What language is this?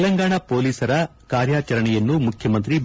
Kannada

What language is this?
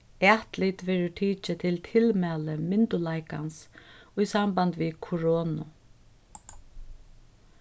Faroese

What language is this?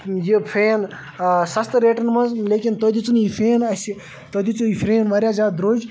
Kashmiri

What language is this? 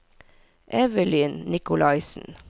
Norwegian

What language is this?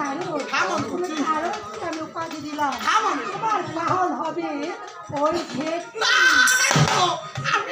Korean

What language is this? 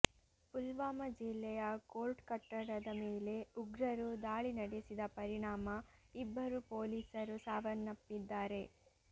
Kannada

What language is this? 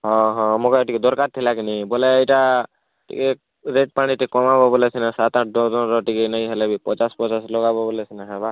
Odia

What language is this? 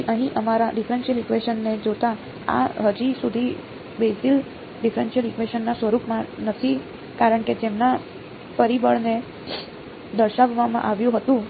Gujarati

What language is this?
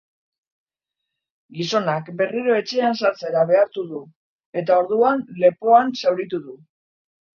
Basque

